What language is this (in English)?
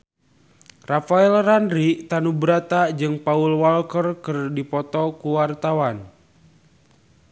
Sundanese